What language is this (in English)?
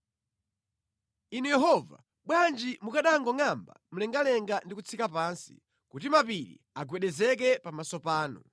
Nyanja